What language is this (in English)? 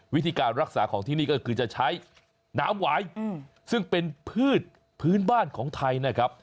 Thai